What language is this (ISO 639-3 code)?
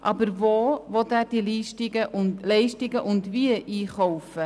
gsw